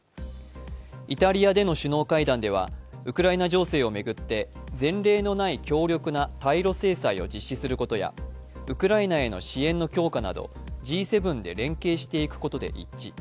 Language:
Japanese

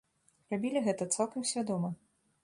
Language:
Belarusian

